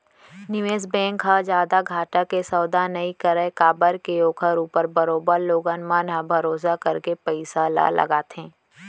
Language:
Chhattisgarhi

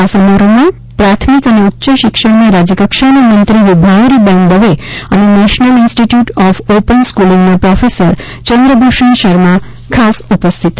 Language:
Gujarati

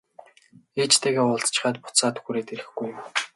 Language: Mongolian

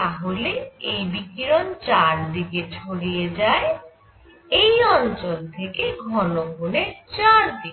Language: Bangla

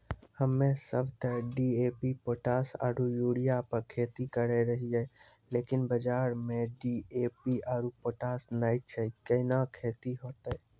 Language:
Maithili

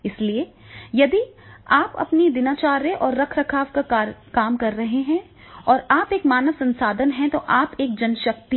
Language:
Hindi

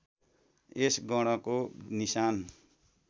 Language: Nepali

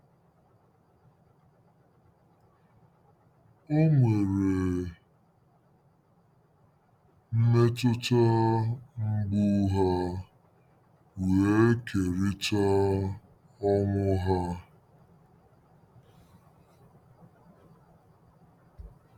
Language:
Igbo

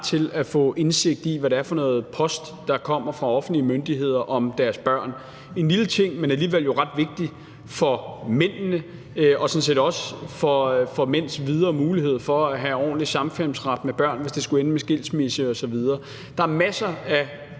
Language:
Danish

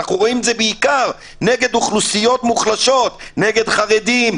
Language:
Hebrew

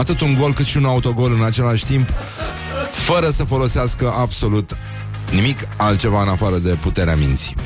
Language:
Romanian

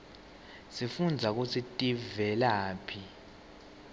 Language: Swati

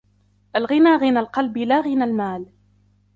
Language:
Arabic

